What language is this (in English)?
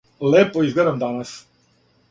Serbian